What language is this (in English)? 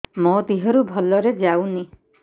Odia